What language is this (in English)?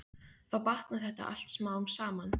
Icelandic